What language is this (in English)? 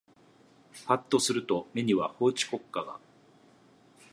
Japanese